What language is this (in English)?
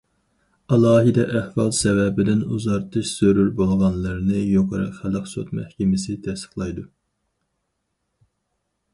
Uyghur